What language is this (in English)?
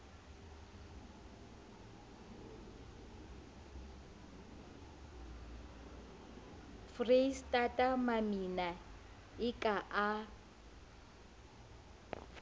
Southern Sotho